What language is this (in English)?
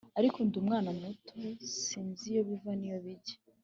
Kinyarwanda